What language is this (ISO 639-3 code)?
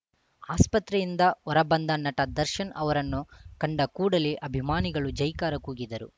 kan